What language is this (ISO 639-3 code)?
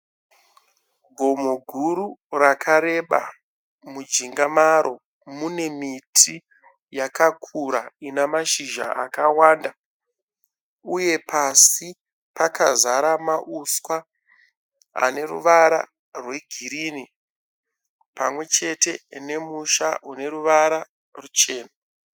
sna